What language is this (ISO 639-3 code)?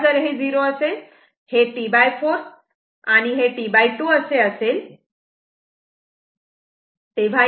mar